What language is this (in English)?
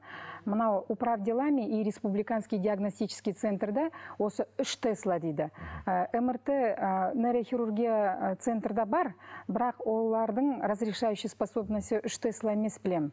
Kazakh